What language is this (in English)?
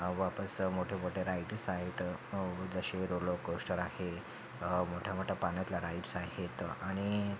Marathi